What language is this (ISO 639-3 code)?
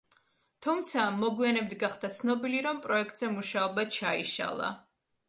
kat